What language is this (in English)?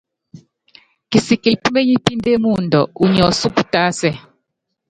Yangben